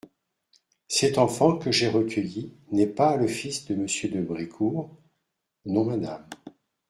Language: French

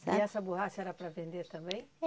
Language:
Portuguese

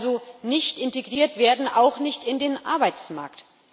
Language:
German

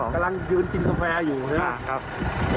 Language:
Thai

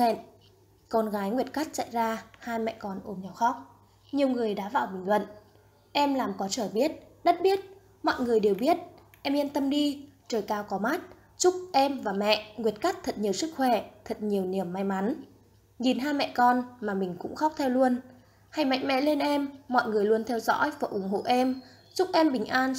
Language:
Vietnamese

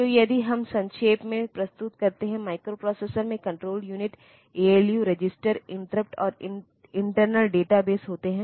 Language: Hindi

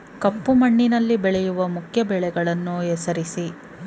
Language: Kannada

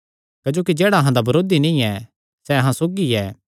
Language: Kangri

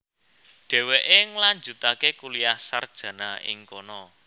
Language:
Javanese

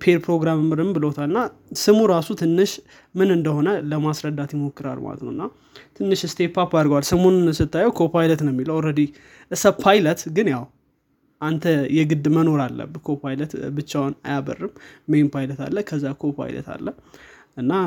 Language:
Amharic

